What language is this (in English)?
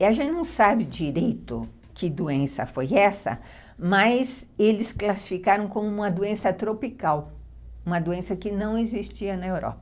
Portuguese